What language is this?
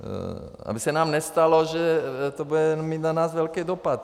Czech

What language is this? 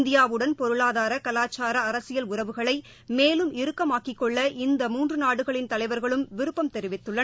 Tamil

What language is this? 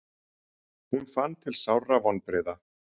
Icelandic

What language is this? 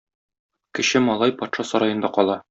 Tatar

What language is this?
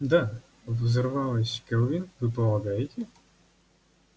Russian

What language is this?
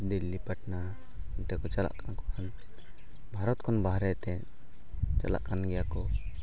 Santali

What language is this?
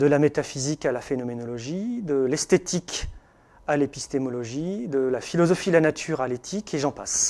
French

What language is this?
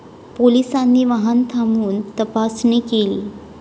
Marathi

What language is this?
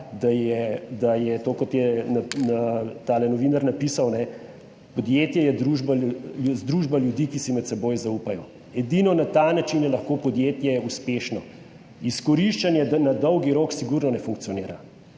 Slovenian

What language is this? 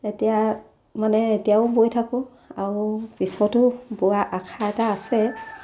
Assamese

